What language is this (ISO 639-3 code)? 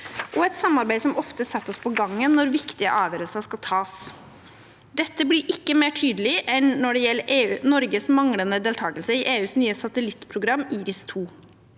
nor